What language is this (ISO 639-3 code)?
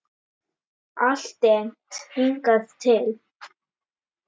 isl